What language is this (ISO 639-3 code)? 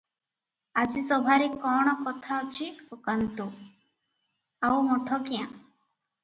ori